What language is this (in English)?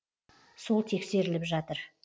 Kazakh